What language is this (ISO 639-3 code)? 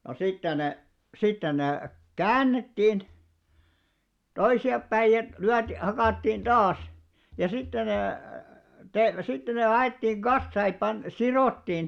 fin